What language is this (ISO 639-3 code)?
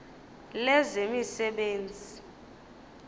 xho